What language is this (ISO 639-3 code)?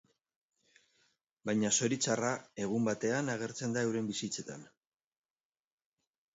eus